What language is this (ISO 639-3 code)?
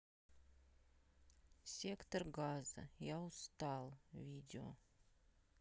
rus